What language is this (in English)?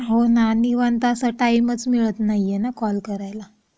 Marathi